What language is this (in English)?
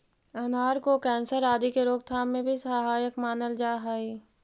Magahi